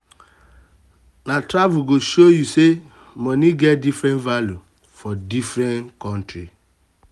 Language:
Nigerian Pidgin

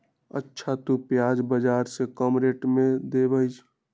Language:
Magahi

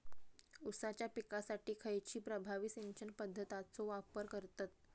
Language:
Marathi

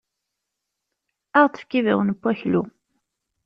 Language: Kabyle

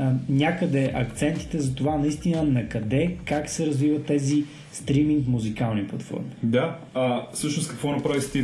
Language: Bulgarian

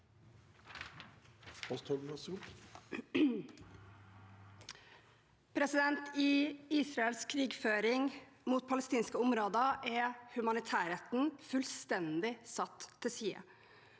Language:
Norwegian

